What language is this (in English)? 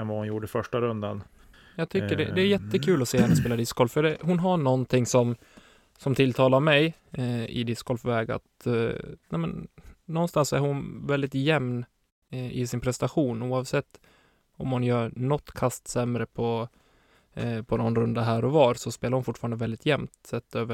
Swedish